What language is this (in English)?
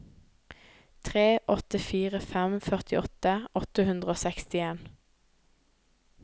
Norwegian